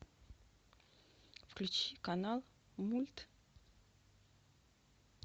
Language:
Russian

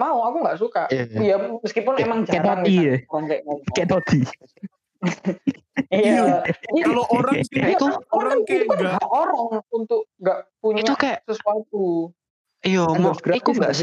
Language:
Indonesian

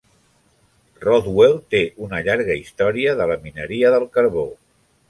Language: Catalan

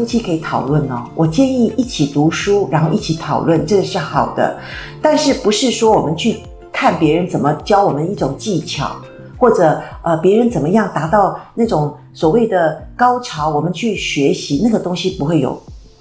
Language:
Chinese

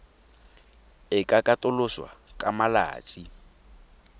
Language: Tswana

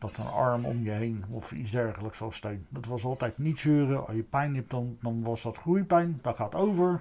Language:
Dutch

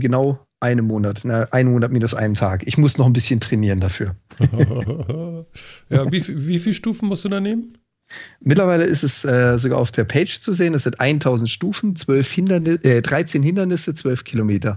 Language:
German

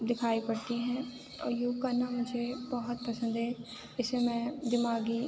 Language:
Urdu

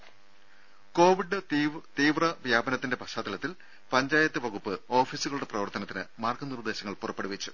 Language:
Malayalam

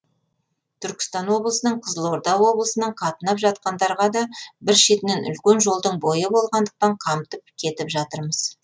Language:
Kazakh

